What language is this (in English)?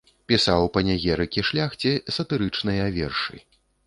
Belarusian